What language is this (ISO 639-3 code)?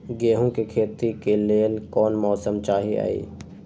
mag